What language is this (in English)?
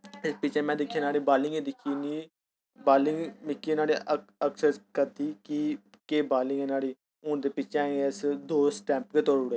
Dogri